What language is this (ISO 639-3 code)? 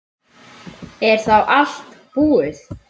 isl